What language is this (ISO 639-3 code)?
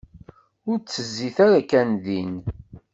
kab